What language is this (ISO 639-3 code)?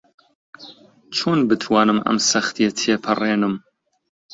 ckb